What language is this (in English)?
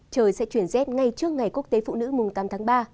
Vietnamese